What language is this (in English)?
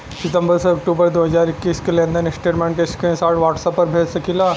Bhojpuri